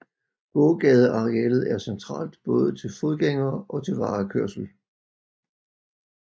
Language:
Danish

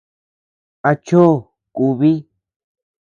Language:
Tepeuxila Cuicatec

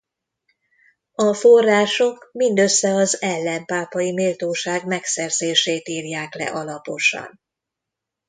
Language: Hungarian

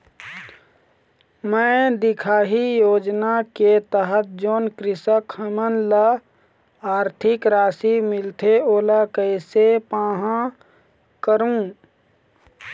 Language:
Chhattisgarhi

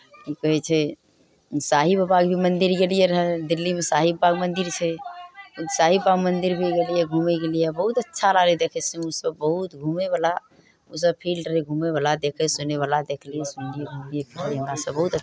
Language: Maithili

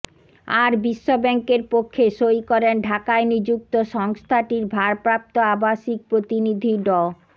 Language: Bangla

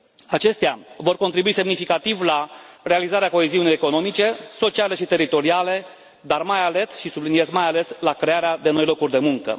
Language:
Romanian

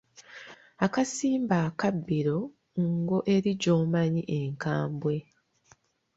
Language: Ganda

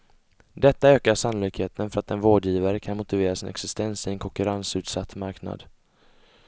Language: Swedish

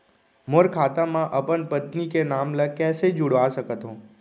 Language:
Chhattisgarhi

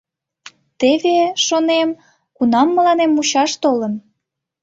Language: Mari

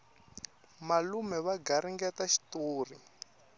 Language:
Tsonga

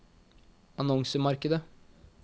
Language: Norwegian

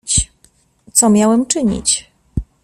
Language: Polish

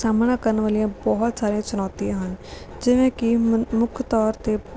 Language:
Punjabi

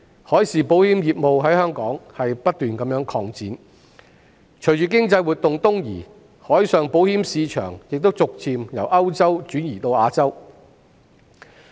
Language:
Cantonese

